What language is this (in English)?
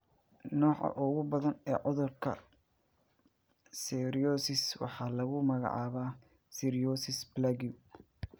Somali